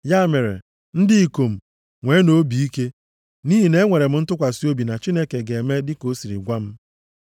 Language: Igbo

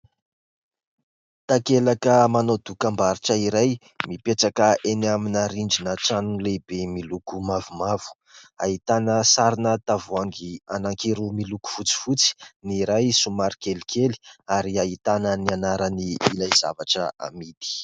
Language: Malagasy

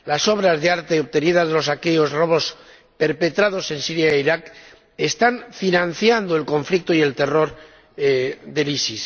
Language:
Spanish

